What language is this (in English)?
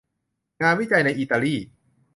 Thai